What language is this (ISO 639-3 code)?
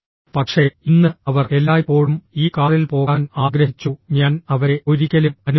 mal